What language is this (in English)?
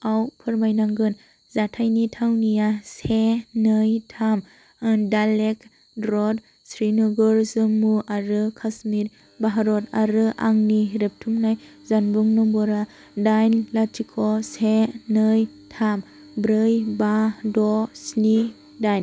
Bodo